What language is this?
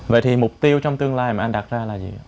Vietnamese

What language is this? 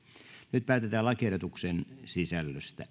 Finnish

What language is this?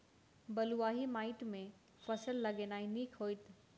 Maithili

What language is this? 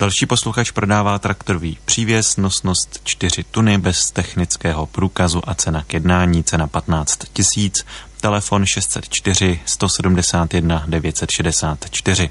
Czech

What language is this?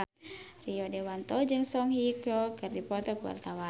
Sundanese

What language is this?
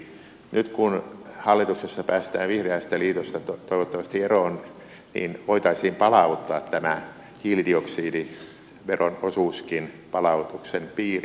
Finnish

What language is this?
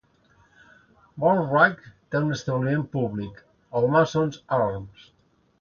Catalan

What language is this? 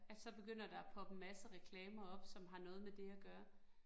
Danish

